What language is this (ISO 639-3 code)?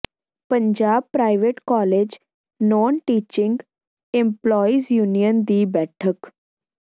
pan